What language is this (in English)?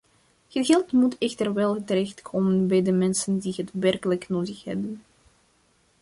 Dutch